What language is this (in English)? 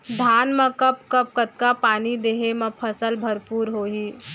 Chhattisgarhi